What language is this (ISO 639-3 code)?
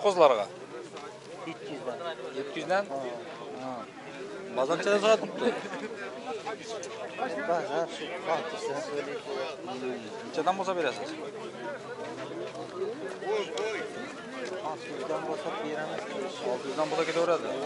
tur